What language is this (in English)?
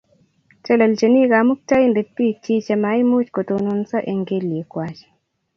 Kalenjin